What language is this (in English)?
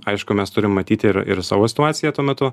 Lithuanian